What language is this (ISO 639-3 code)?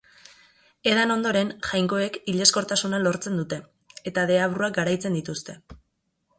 eus